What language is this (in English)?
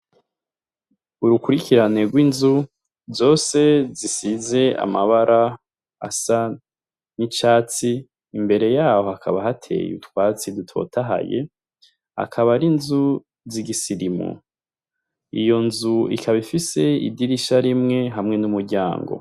Rundi